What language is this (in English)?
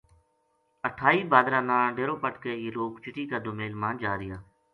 Gujari